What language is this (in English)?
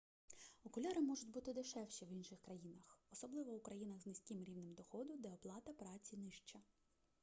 Ukrainian